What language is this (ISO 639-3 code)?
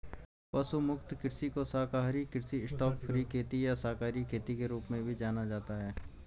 hin